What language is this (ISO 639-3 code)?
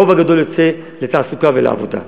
heb